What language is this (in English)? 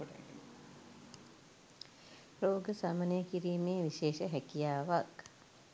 Sinhala